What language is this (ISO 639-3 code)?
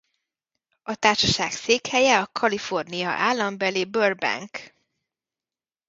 hun